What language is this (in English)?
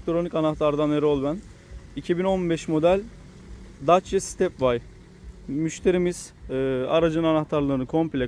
Turkish